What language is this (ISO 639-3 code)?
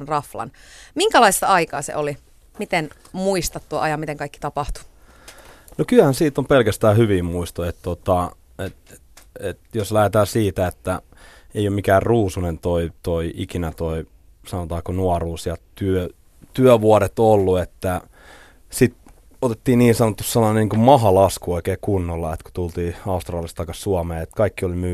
fin